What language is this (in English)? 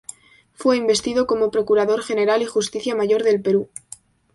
Spanish